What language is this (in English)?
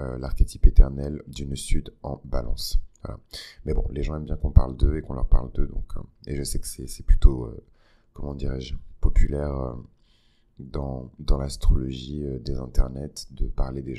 French